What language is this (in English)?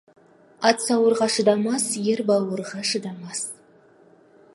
Kazakh